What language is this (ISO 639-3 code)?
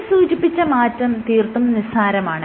mal